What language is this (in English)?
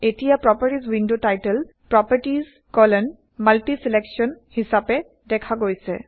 Assamese